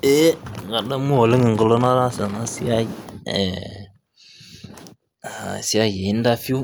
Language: Masai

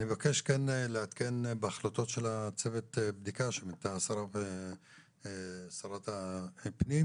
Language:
Hebrew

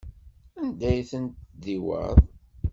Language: Kabyle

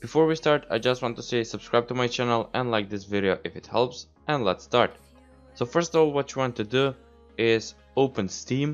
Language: English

